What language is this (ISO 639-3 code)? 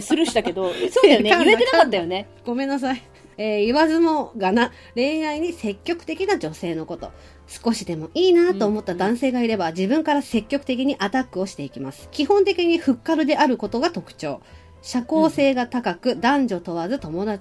jpn